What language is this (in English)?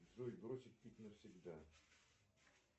Russian